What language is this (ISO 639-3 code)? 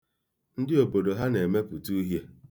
ibo